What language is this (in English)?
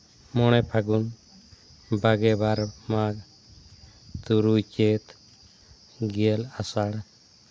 Santali